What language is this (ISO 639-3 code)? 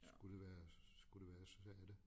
dan